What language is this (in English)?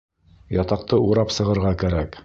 Bashkir